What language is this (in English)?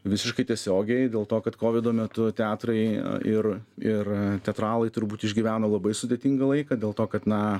Lithuanian